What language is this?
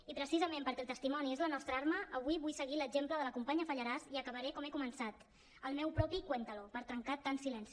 Catalan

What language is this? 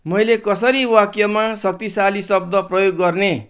Nepali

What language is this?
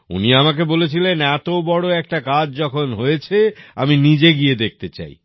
Bangla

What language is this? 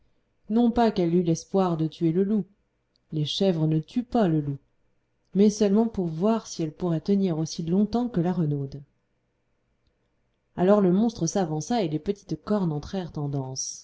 French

